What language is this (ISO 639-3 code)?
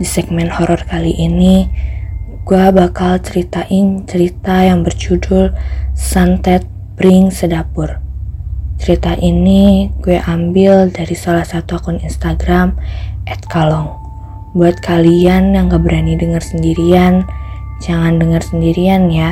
ind